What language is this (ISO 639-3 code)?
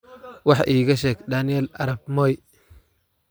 som